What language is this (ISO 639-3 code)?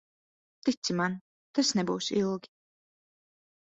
lav